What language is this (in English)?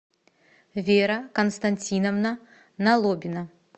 Russian